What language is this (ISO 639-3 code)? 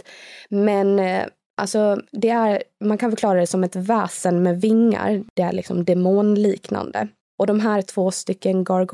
swe